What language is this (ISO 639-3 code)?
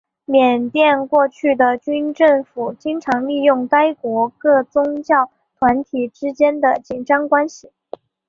zho